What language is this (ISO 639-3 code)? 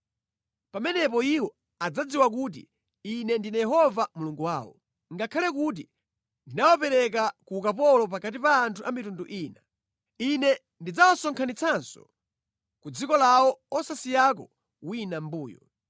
nya